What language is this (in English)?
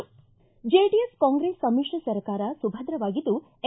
Kannada